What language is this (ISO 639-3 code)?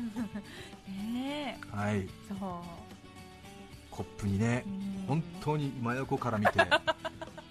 jpn